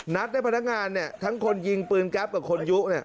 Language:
Thai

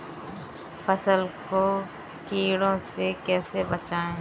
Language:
Hindi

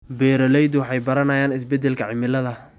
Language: Somali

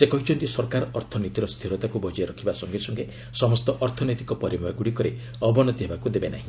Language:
Odia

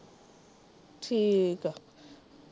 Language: Punjabi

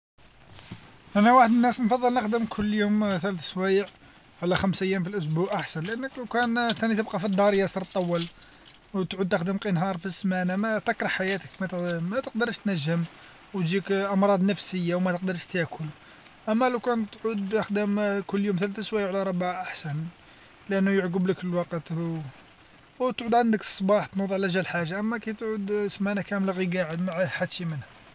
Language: Algerian Arabic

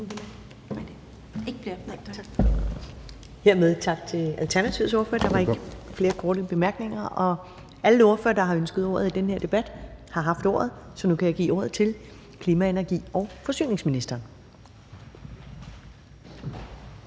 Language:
Danish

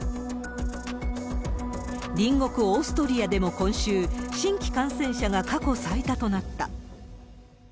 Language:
Japanese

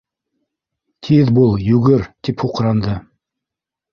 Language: Bashkir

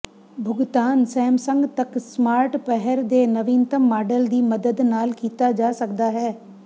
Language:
Punjabi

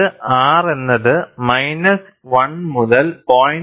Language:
Malayalam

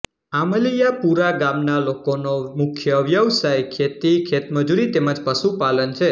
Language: Gujarati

